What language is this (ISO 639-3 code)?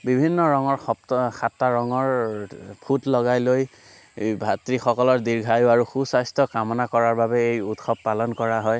asm